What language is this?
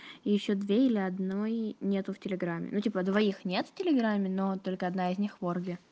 Russian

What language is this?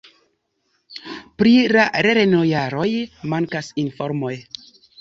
Esperanto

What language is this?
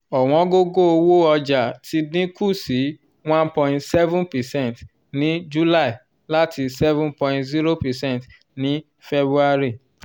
Yoruba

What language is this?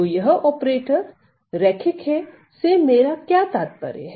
Hindi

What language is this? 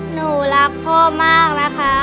Thai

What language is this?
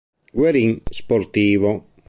Italian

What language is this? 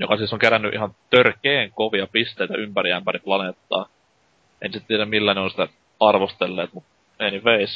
Finnish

